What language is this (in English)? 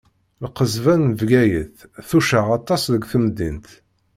Kabyle